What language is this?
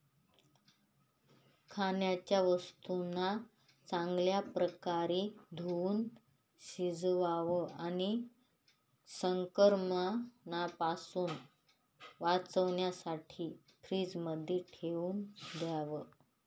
Marathi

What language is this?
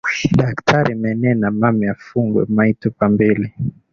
Swahili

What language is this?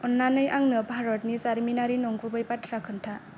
Bodo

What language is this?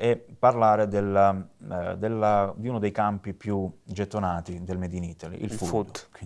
Italian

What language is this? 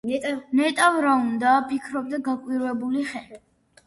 Georgian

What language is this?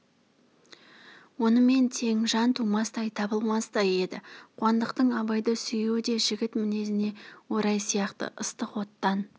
Kazakh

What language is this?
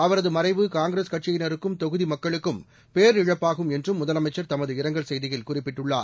Tamil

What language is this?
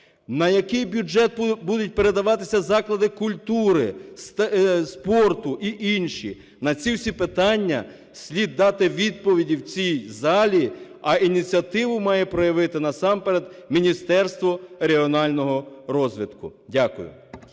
Ukrainian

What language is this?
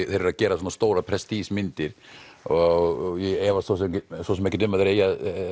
Icelandic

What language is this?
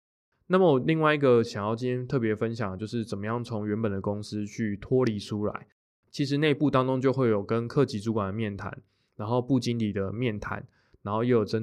Chinese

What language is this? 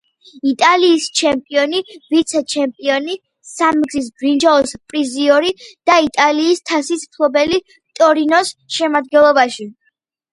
Georgian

